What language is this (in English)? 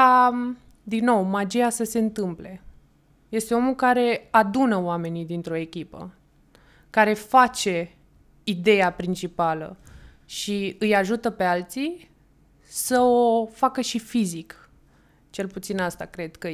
Romanian